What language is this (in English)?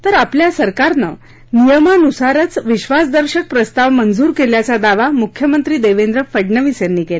Marathi